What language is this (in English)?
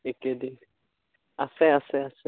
Assamese